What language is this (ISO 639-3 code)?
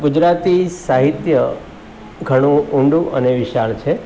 guj